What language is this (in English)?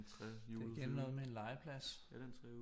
Danish